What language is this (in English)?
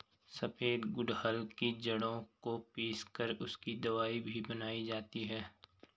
Hindi